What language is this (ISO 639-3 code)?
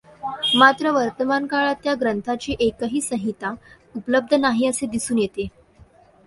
mar